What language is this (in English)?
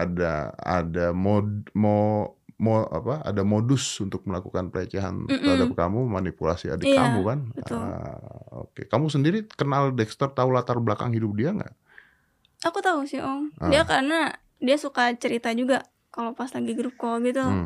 Indonesian